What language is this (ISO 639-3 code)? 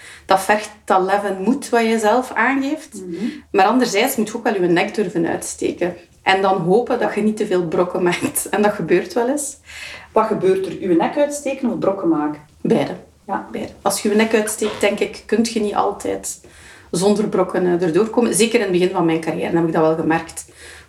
nld